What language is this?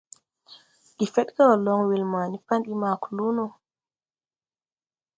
Tupuri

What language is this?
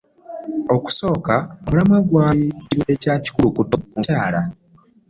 Ganda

